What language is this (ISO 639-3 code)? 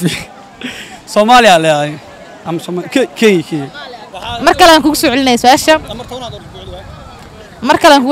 ara